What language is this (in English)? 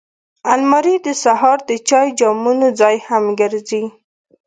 Pashto